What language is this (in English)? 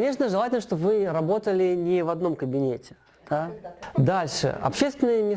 Russian